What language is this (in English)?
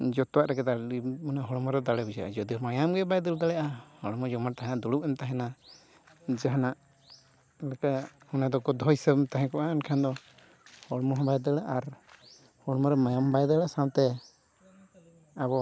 Santali